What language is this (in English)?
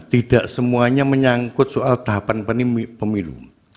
Indonesian